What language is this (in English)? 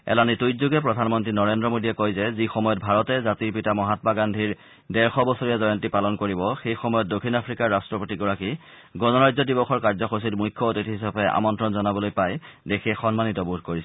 Assamese